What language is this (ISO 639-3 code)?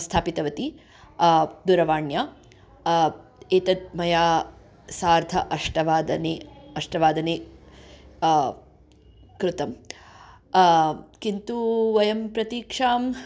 san